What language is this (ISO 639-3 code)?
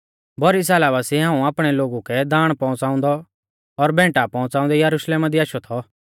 bfz